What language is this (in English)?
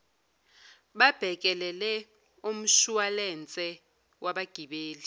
Zulu